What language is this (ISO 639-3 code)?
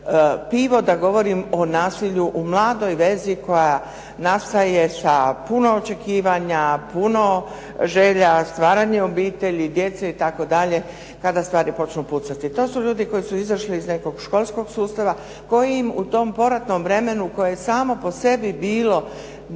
hrv